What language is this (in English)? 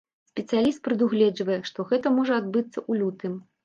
Belarusian